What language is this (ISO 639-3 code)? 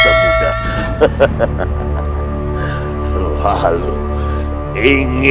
ind